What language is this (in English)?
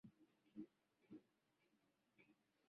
Swahili